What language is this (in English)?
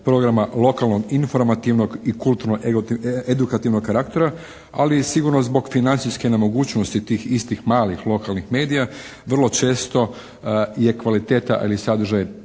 Croatian